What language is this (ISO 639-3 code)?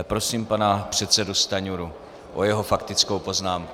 ces